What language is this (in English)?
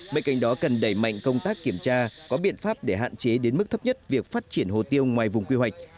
Vietnamese